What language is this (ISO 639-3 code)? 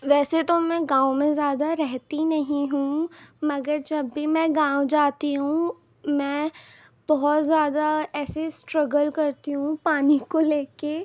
urd